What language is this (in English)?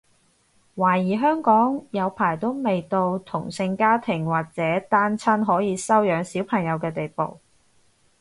Cantonese